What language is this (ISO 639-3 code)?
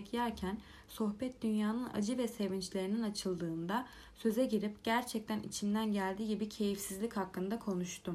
tur